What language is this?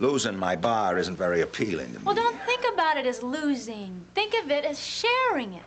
English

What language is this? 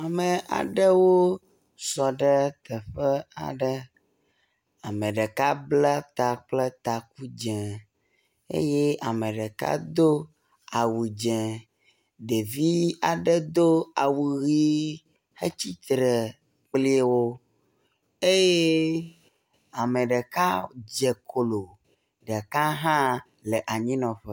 Ewe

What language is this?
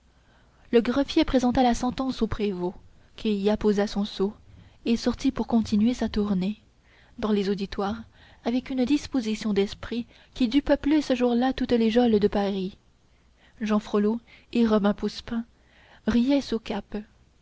French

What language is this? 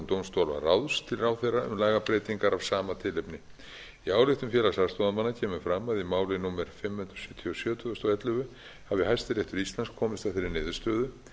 Icelandic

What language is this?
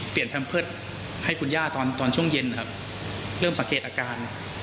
Thai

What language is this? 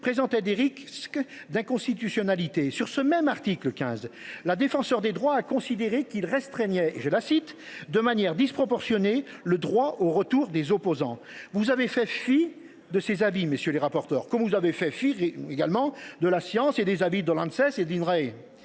French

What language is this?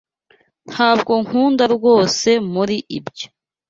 Kinyarwanda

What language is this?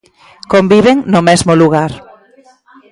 Galician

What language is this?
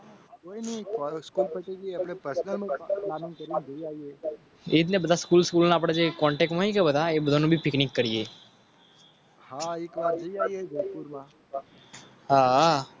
Gujarati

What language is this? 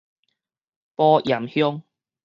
Min Nan Chinese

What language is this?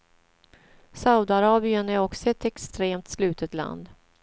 Swedish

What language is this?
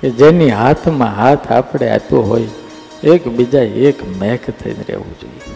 Gujarati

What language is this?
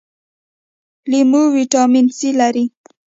Pashto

